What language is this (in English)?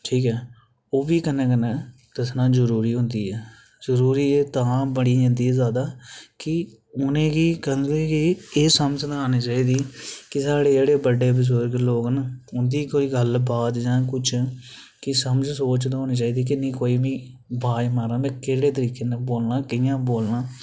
Dogri